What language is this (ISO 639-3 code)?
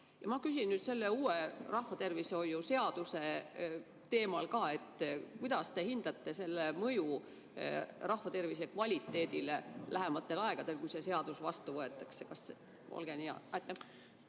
est